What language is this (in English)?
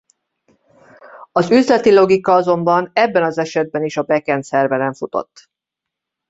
Hungarian